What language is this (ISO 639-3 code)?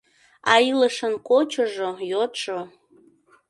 chm